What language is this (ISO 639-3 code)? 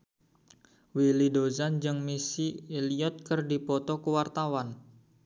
sun